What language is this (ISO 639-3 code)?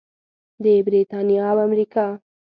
pus